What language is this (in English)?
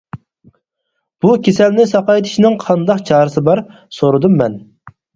Uyghur